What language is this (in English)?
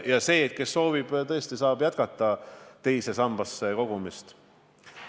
Estonian